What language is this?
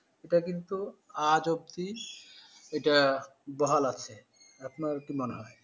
Bangla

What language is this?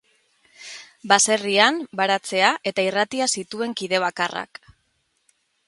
Basque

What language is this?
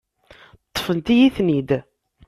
Kabyle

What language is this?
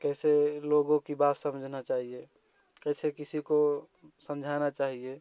Hindi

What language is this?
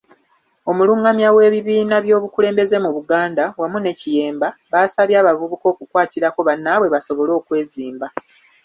Ganda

